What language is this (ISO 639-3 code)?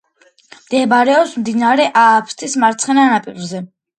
kat